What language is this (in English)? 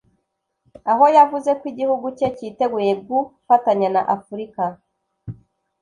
Kinyarwanda